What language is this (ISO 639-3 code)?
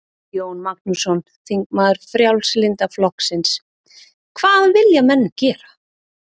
isl